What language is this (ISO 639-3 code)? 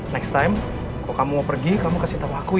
ind